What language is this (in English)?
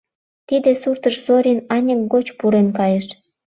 Mari